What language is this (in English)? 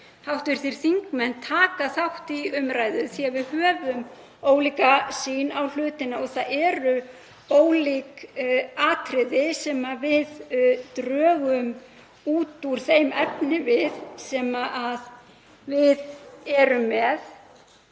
Icelandic